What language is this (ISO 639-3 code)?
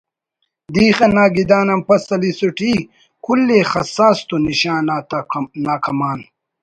brh